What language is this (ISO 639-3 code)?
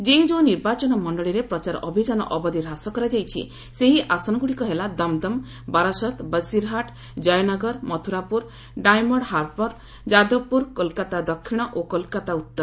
ori